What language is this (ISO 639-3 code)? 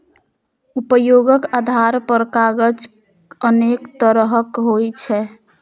mai